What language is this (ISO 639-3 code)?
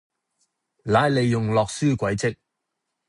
yue